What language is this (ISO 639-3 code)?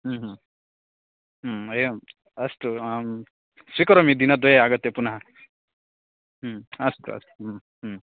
san